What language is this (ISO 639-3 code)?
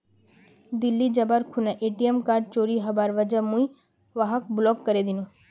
mag